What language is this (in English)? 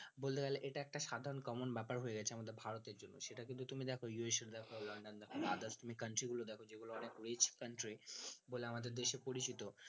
Bangla